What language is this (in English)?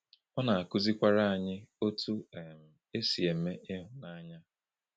Igbo